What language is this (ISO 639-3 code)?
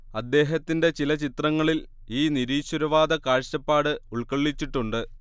mal